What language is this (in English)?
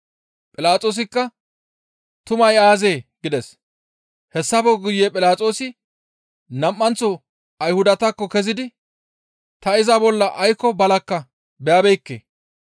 Gamo